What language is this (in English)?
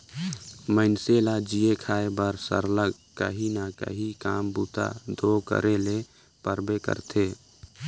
Chhattisgarhi